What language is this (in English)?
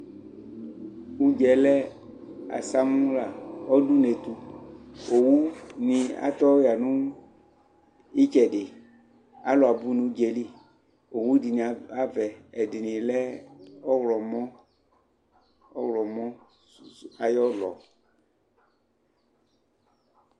Ikposo